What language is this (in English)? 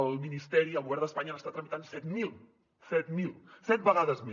Catalan